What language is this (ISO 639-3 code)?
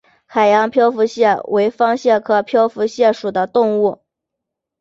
zho